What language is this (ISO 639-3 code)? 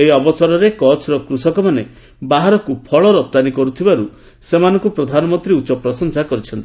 ori